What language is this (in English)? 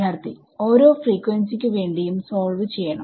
Malayalam